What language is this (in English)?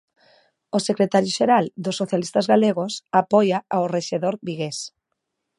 Galician